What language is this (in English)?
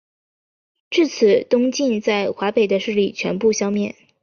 Chinese